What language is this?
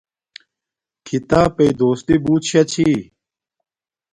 Domaaki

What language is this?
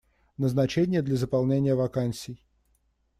Russian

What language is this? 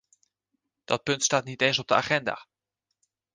Dutch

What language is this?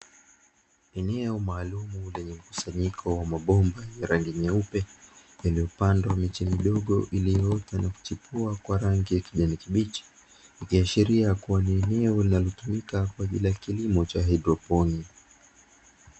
Swahili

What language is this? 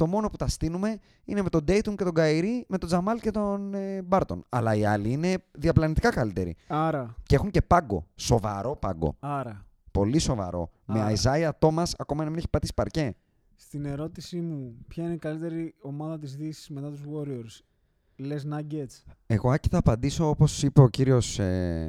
Greek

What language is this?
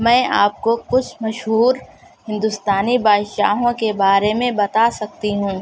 Urdu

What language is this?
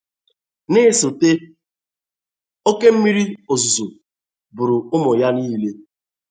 Igbo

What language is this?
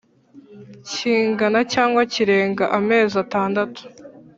Kinyarwanda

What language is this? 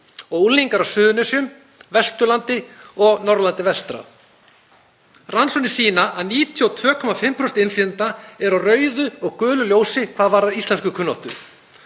Icelandic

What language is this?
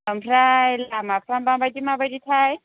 Bodo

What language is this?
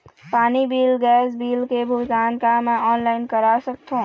Chhattisgarhi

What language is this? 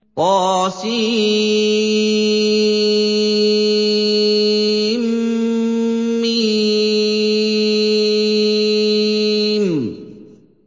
Arabic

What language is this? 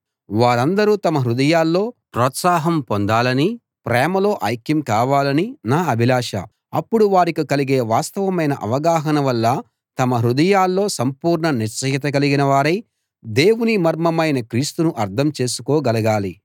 Telugu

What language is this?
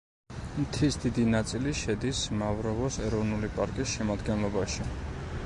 Georgian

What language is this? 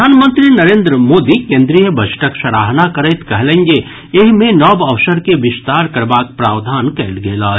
Maithili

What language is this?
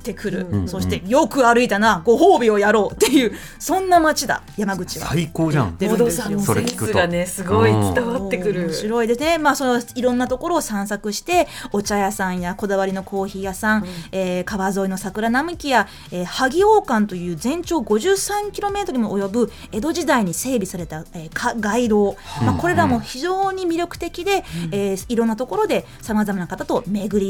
Japanese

